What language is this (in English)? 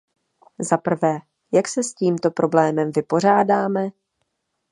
Czech